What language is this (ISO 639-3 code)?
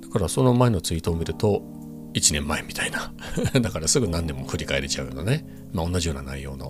jpn